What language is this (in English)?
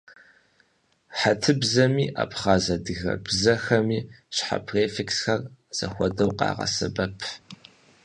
Kabardian